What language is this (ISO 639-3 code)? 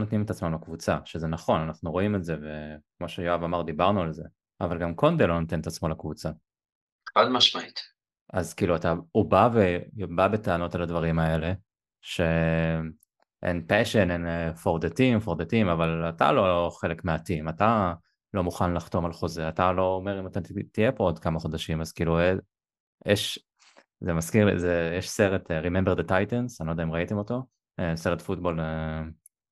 heb